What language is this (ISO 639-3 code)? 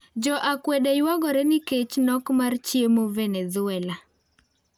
luo